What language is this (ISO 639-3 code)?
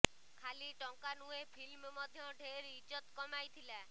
ori